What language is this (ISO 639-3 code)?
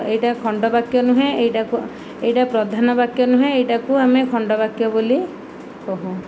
ori